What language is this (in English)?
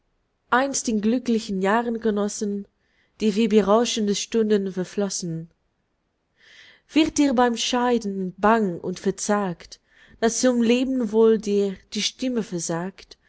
German